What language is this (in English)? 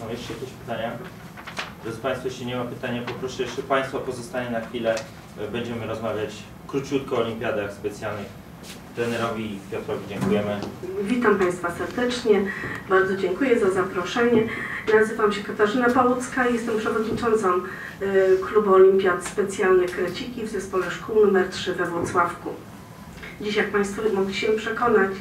Polish